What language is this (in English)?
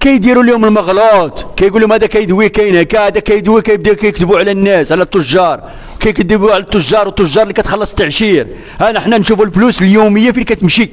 Arabic